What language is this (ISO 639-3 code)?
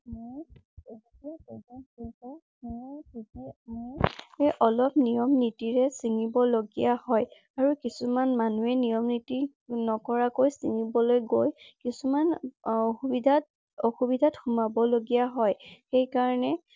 asm